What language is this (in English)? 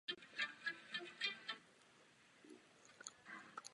Czech